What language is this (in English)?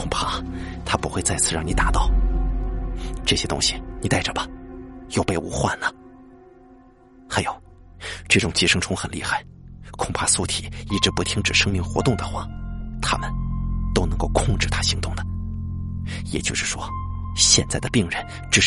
Chinese